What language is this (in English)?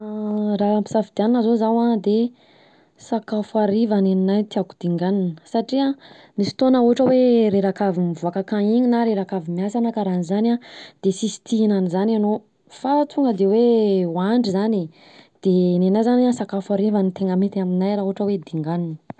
Southern Betsimisaraka Malagasy